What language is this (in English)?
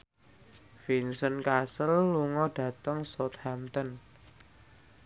Javanese